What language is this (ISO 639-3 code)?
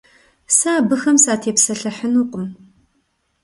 kbd